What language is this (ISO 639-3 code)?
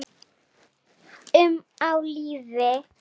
isl